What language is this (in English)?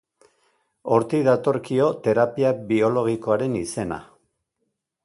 Basque